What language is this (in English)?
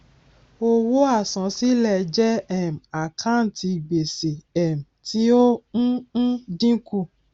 Yoruba